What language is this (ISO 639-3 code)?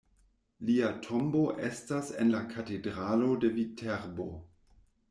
epo